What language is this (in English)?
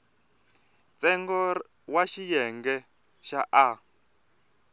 Tsonga